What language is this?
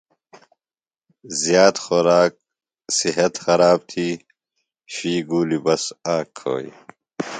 Phalura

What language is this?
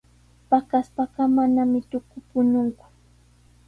Sihuas Ancash Quechua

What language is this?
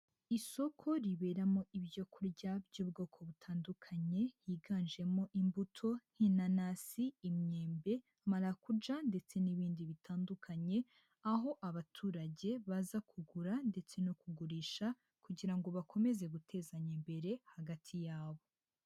Kinyarwanda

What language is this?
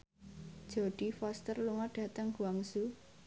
Javanese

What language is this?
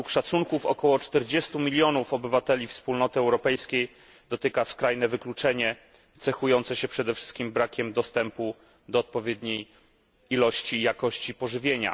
Polish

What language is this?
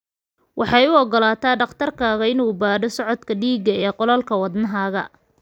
Somali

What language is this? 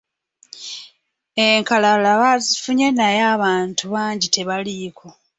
Ganda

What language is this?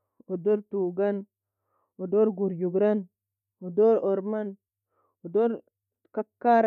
Nobiin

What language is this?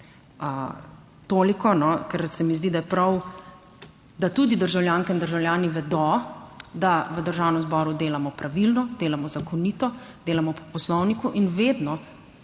Slovenian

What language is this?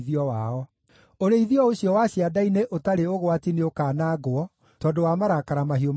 Kikuyu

